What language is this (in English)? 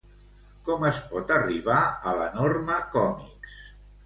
Catalan